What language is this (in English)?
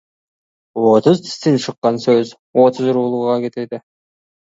Kazakh